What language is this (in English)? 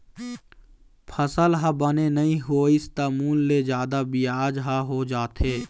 Chhattisgarhi